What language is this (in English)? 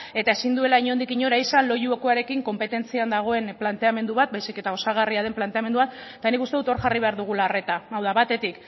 Basque